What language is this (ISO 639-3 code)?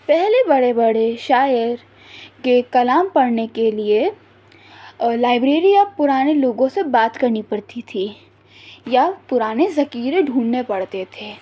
urd